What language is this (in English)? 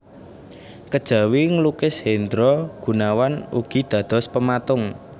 Javanese